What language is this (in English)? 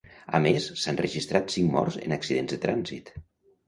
Catalan